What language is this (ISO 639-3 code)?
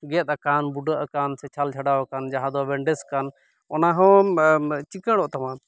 sat